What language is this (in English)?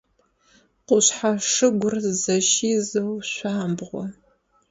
Adyghe